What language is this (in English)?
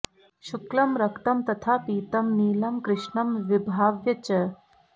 Sanskrit